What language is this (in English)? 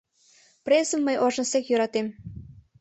Mari